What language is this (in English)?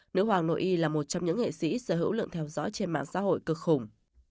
Vietnamese